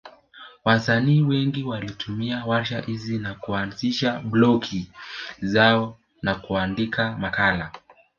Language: Swahili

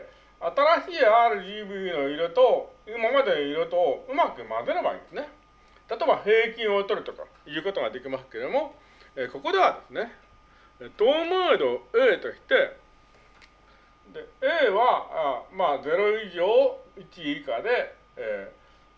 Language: Japanese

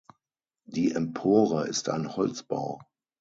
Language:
German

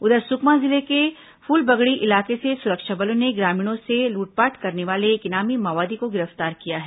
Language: Hindi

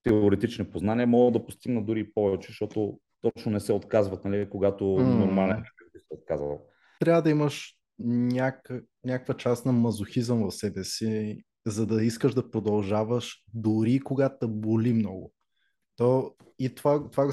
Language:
Bulgarian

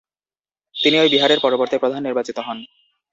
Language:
Bangla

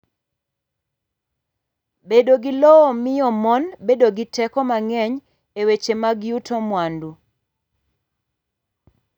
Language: Luo (Kenya and Tanzania)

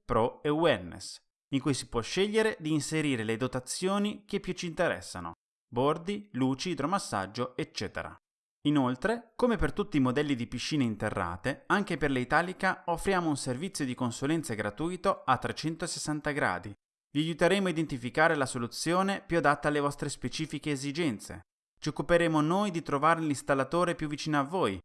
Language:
Italian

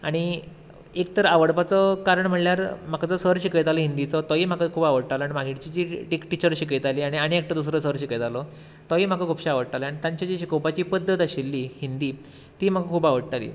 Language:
Konkani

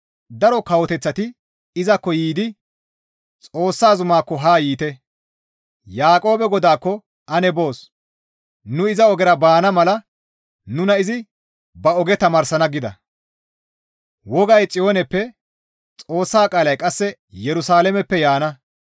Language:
Gamo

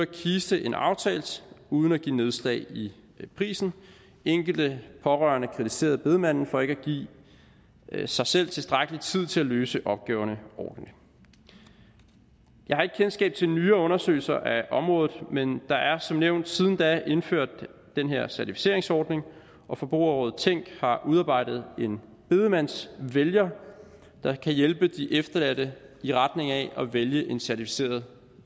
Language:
Danish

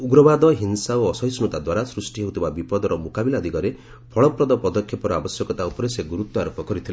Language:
Odia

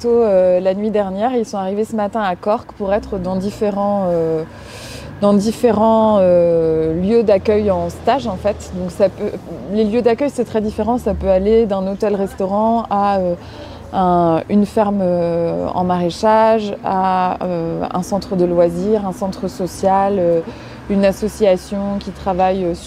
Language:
French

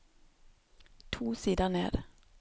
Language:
Norwegian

